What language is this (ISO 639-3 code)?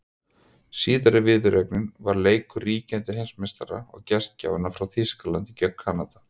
isl